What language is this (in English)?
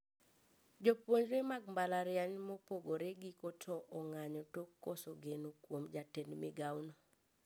Luo (Kenya and Tanzania)